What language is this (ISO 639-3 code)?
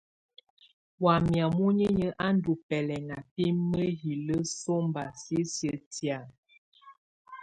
tvu